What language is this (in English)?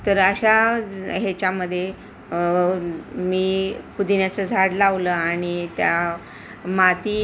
Marathi